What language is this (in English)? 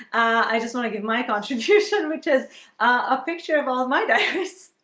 English